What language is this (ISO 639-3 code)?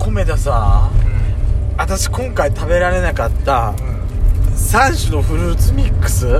jpn